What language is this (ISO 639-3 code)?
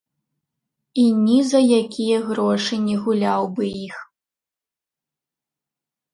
bel